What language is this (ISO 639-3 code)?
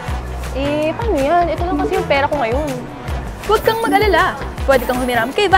fil